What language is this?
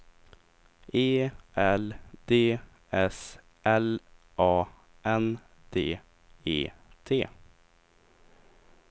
Swedish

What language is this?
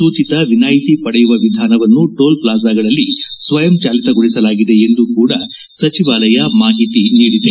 Kannada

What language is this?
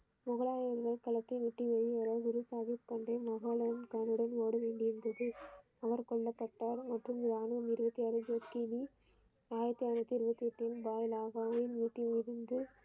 Tamil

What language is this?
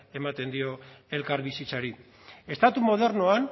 Basque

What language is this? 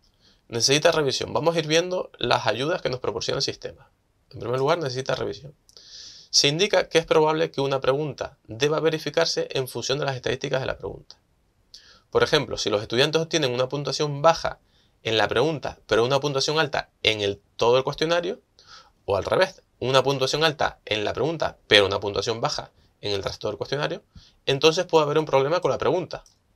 Spanish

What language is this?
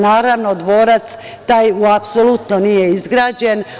Serbian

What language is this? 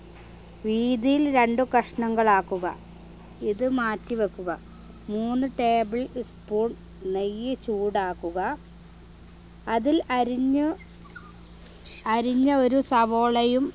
Malayalam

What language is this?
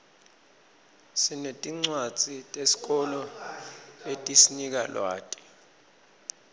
Swati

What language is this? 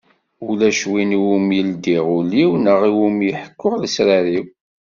Kabyle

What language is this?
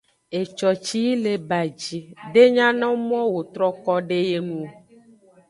Aja (Benin)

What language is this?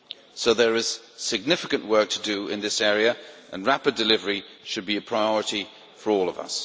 English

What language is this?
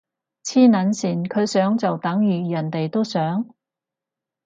Cantonese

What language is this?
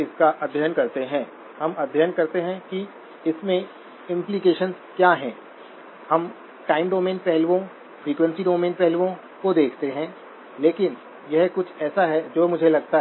Hindi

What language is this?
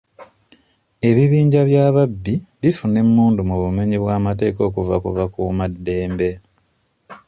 Ganda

